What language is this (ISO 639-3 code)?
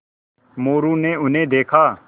hin